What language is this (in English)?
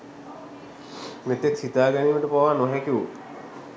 Sinhala